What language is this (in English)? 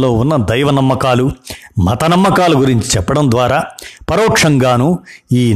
Telugu